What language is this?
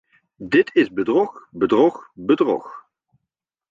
Dutch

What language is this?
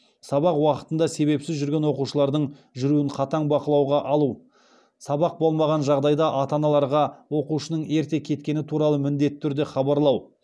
Kazakh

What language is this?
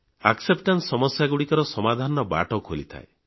Odia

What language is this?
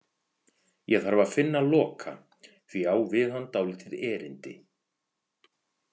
Icelandic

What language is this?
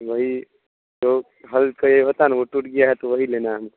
Urdu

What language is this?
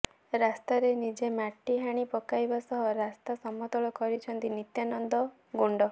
Odia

